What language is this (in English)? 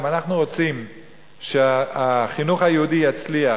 Hebrew